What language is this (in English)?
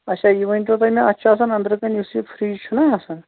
Kashmiri